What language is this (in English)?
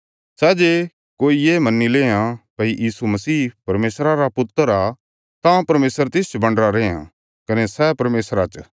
Bilaspuri